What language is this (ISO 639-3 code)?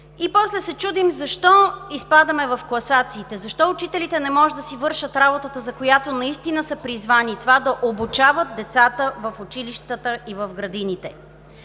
bul